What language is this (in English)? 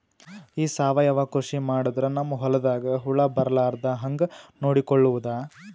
Kannada